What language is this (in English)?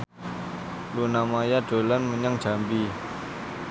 Javanese